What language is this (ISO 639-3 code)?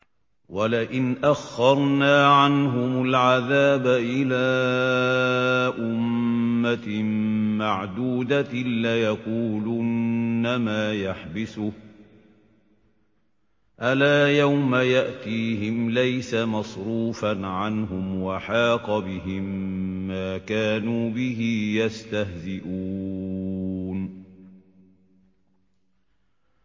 ara